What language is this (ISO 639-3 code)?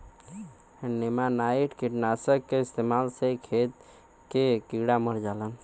bho